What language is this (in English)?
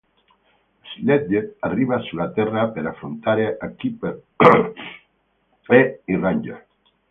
Italian